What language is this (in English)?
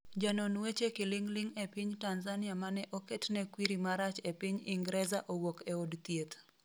Luo (Kenya and Tanzania)